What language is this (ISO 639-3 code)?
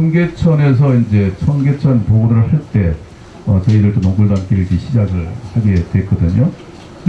kor